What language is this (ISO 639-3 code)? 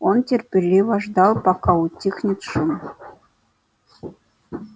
rus